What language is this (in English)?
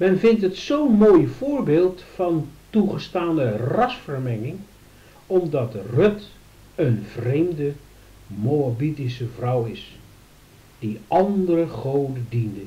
Dutch